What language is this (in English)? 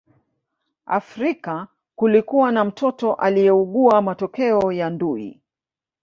Swahili